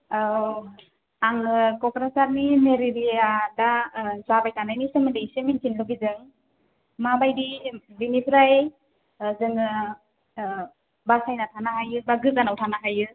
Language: Bodo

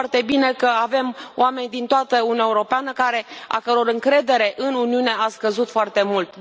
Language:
Romanian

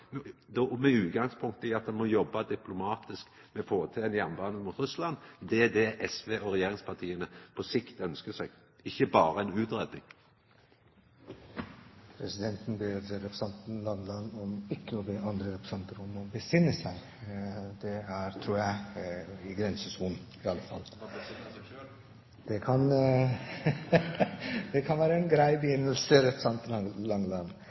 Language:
Norwegian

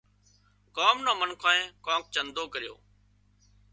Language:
Wadiyara Koli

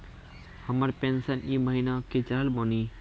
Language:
Maithili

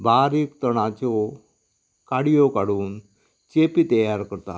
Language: Konkani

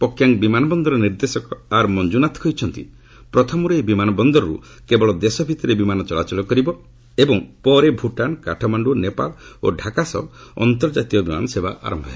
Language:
Odia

